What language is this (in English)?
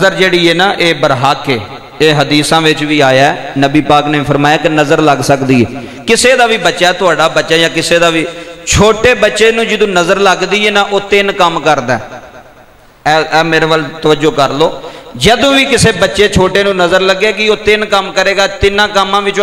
Punjabi